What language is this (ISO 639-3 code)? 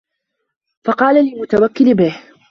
ara